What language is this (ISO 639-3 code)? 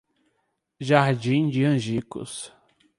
por